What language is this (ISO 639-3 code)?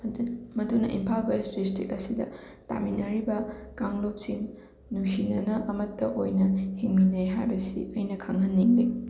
mni